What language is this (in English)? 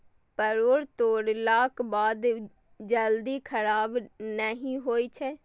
Maithili